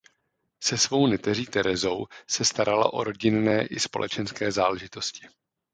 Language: Czech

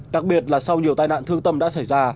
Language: Vietnamese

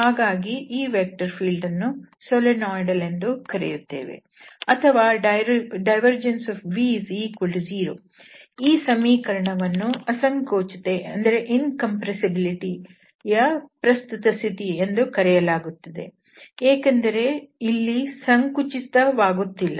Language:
Kannada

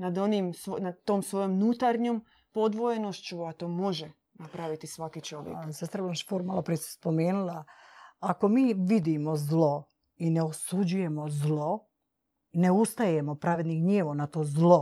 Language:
Croatian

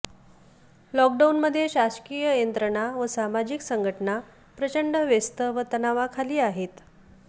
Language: Marathi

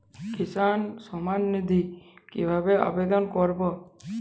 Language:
Bangla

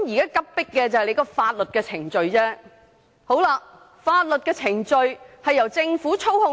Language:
Cantonese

